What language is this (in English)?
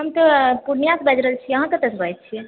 Maithili